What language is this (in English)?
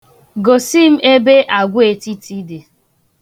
Igbo